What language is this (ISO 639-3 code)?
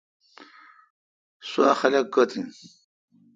xka